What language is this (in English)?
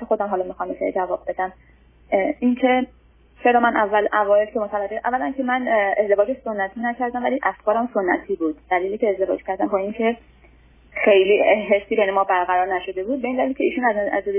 Persian